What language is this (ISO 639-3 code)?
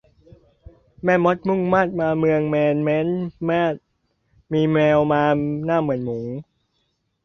tha